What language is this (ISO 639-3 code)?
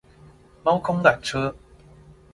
zho